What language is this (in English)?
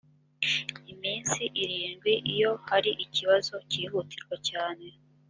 Kinyarwanda